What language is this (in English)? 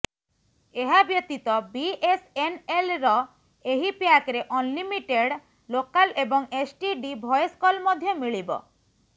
Odia